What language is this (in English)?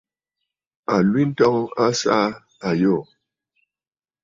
Bafut